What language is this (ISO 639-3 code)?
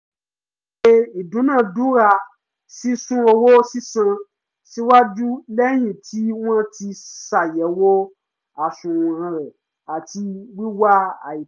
yor